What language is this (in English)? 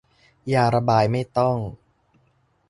Thai